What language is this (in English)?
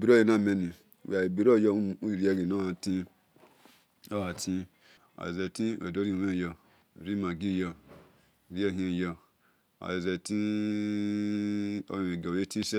Esan